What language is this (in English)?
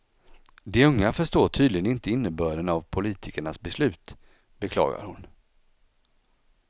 Swedish